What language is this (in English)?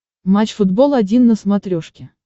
Russian